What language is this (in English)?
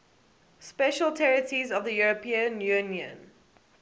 English